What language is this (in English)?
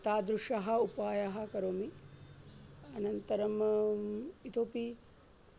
Sanskrit